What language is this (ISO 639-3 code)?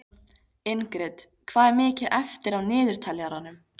isl